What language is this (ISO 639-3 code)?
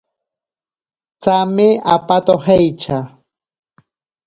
prq